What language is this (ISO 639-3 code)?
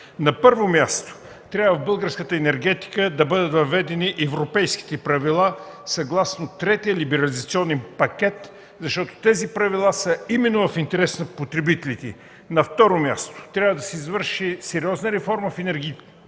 bul